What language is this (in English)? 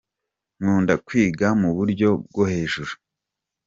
Kinyarwanda